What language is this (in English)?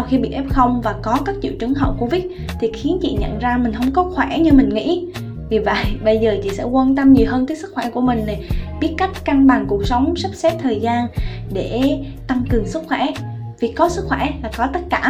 Vietnamese